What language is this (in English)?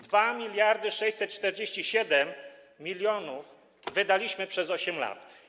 Polish